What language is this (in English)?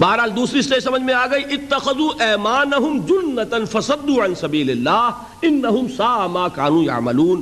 Urdu